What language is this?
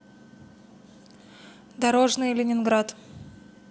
Russian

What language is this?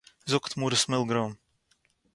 Yiddish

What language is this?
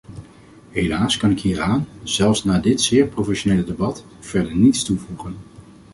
Dutch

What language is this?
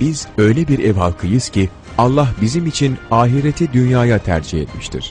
Turkish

